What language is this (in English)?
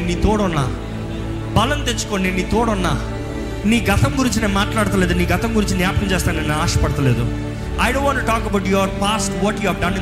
Telugu